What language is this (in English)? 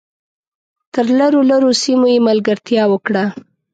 Pashto